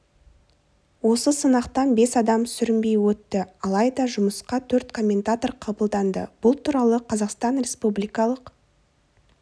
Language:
Kazakh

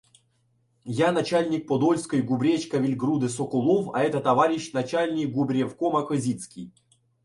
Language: Ukrainian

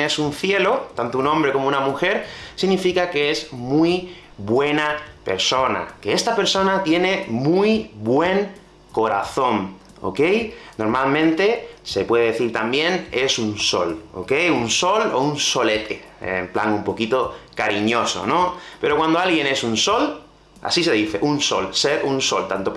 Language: Spanish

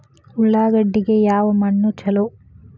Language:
Kannada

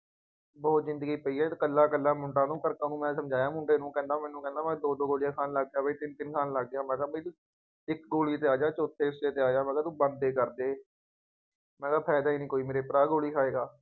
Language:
Punjabi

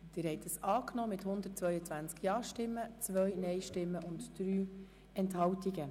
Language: Swiss German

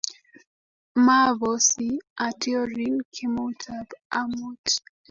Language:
Kalenjin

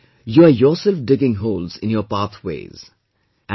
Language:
English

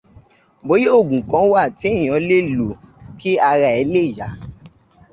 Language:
Yoruba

